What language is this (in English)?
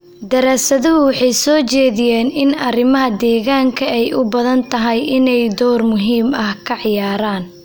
Somali